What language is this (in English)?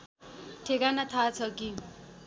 Nepali